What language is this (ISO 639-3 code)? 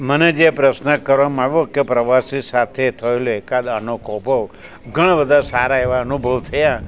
guj